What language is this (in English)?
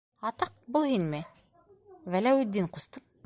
Bashkir